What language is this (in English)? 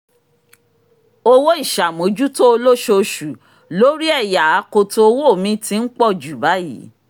Yoruba